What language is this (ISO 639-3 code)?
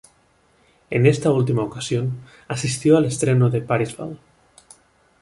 spa